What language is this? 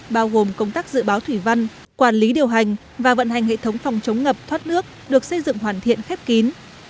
Vietnamese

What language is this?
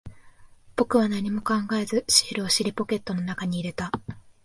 Japanese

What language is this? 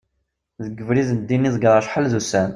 Kabyle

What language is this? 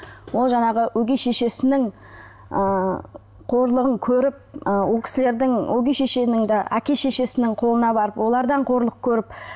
Kazakh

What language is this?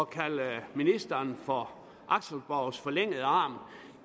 Danish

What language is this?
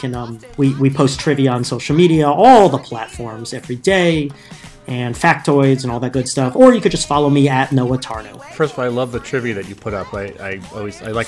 English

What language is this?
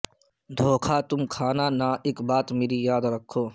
Urdu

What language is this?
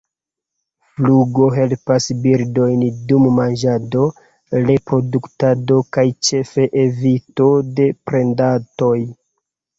Esperanto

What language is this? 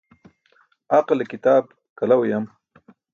Burushaski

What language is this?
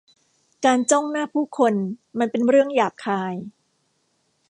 Thai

